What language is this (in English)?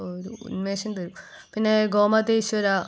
Malayalam